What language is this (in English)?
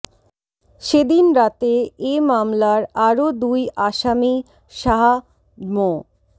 Bangla